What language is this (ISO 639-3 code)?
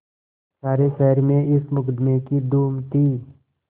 hin